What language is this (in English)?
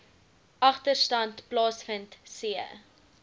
Afrikaans